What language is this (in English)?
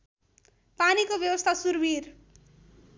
Nepali